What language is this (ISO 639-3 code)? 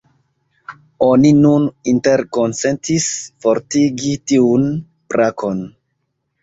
epo